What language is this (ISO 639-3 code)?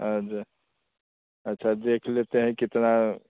hin